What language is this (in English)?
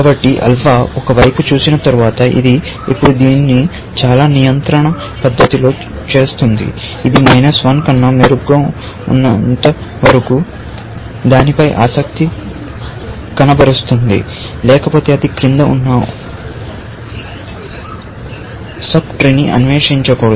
Telugu